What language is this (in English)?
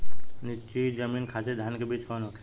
Bhojpuri